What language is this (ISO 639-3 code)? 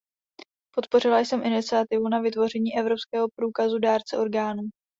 ces